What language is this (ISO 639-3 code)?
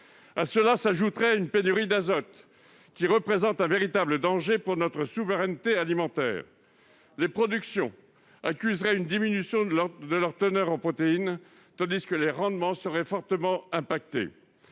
fra